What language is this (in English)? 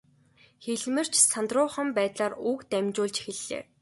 Mongolian